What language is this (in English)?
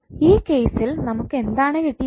Malayalam